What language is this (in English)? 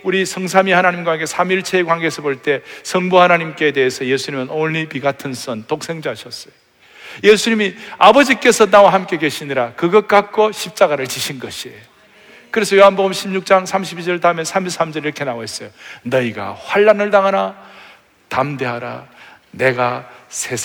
Korean